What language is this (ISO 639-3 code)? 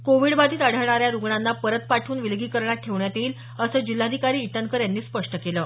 mar